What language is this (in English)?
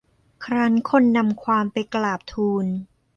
Thai